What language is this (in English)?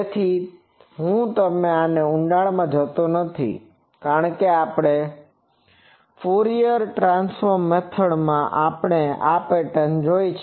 Gujarati